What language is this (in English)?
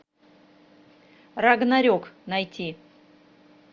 Russian